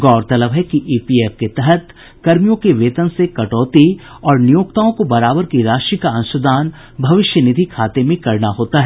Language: Hindi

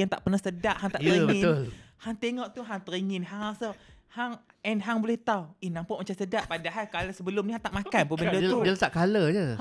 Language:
Malay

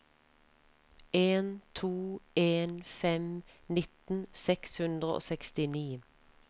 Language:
Norwegian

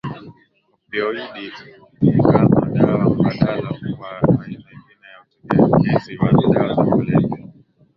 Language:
Swahili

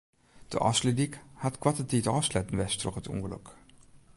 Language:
Western Frisian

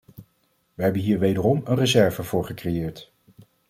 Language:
Dutch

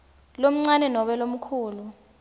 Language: Swati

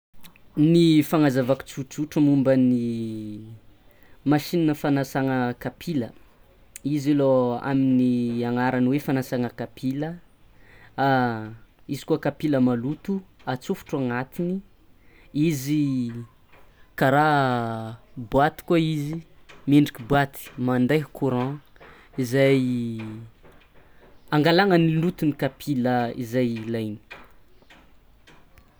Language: Tsimihety Malagasy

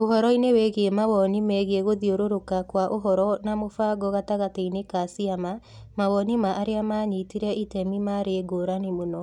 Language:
Kikuyu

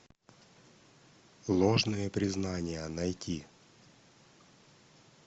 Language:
Russian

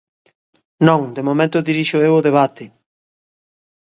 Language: Galician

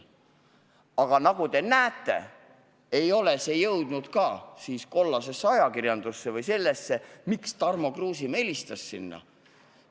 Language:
Estonian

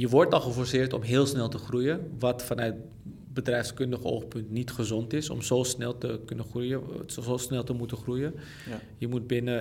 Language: Dutch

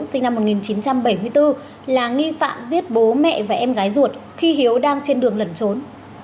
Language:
Vietnamese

